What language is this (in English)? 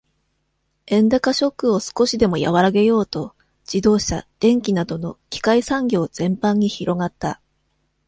Japanese